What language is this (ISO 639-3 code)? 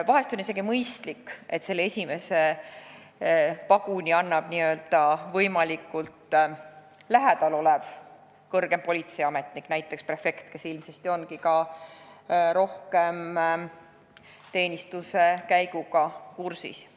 est